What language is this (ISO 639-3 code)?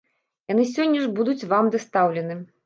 bel